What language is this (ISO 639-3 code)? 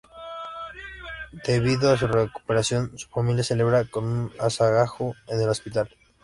spa